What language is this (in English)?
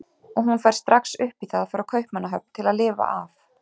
Icelandic